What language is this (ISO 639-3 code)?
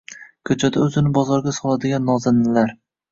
uzb